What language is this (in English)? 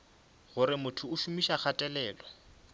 Northern Sotho